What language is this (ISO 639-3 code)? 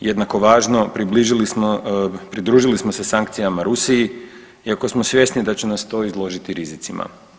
hrv